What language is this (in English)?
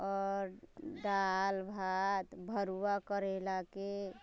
Maithili